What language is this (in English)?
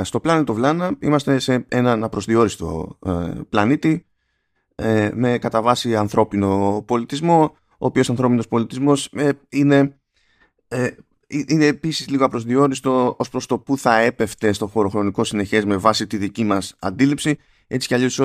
Greek